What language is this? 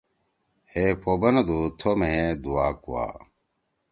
Torwali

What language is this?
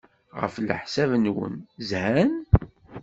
Kabyle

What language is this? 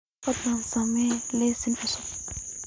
Somali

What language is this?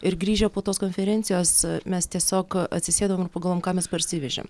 Lithuanian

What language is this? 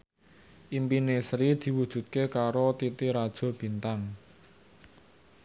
Javanese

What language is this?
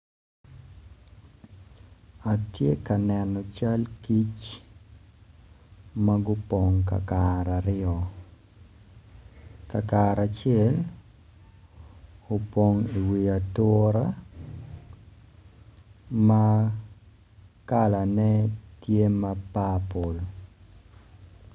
Acoli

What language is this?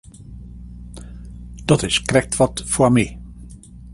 Western Frisian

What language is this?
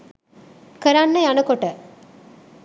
Sinhala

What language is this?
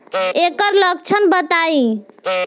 Bhojpuri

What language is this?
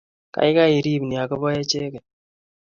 Kalenjin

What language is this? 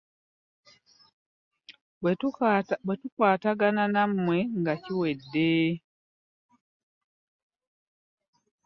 Ganda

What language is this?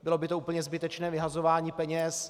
Czech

